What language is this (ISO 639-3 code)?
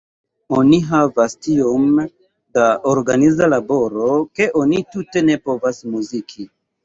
epo